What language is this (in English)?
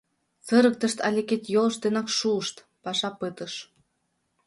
Mari